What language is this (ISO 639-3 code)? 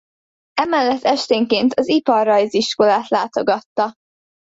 hun